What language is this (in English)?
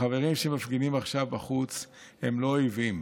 Hebrew